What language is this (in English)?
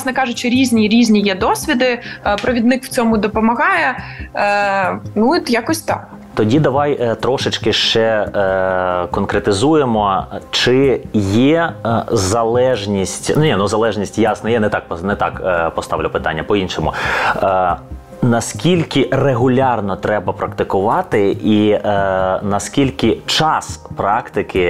Ukrainian